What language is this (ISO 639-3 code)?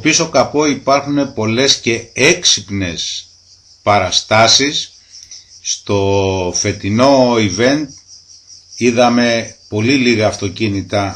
ell